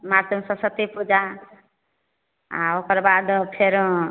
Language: Maithili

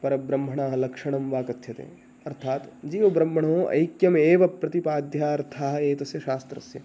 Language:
Sanskrit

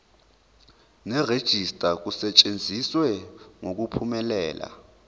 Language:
Zulu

